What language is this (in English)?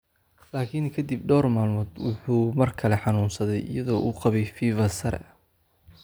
Somali